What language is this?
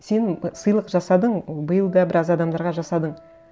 Kazakh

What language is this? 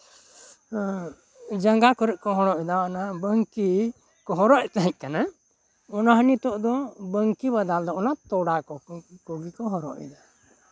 Santali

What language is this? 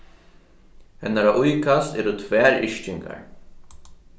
Faroese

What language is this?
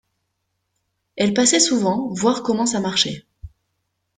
French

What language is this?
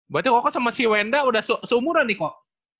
Indonesian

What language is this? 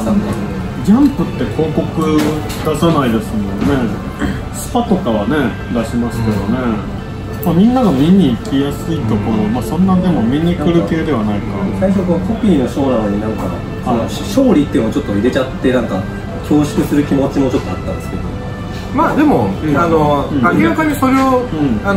Japanese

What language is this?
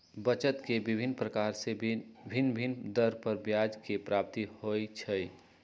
Magahi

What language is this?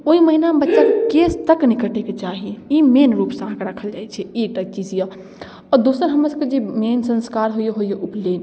Maithili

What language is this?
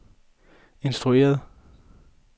Danish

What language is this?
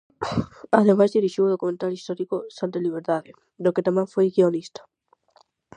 Galician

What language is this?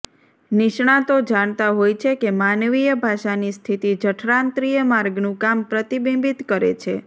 Gujarati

